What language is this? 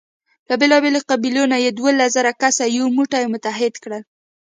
Pashto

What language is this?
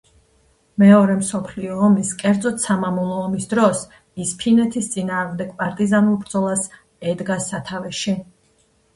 Georgian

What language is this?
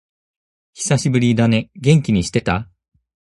Japanese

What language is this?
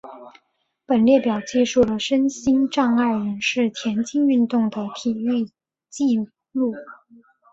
Chinese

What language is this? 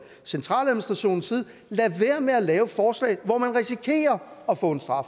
Danish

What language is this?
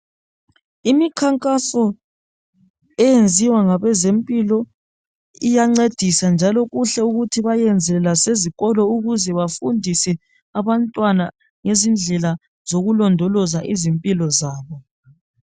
North Ndebele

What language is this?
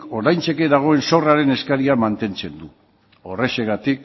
Basque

